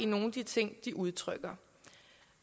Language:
Danish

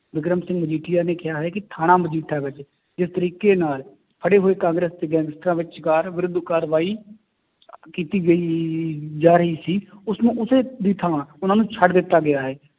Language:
Punjabi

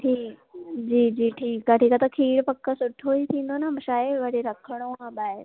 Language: Sindhi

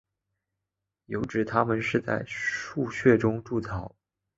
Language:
Chinese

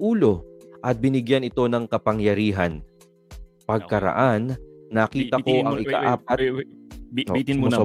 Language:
Filipino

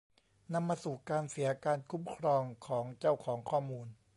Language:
Thai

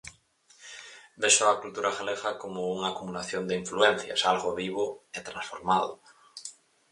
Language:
Galician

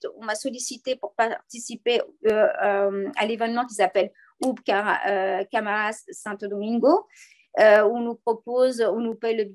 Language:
French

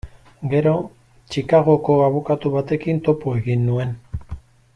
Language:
Basque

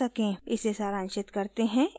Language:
Hindi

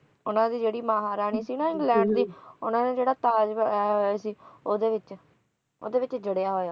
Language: Punjabi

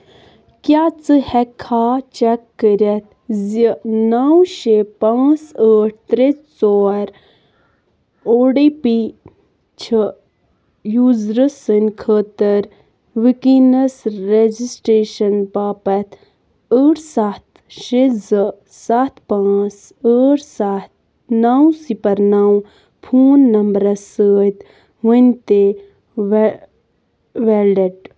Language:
Kashmiri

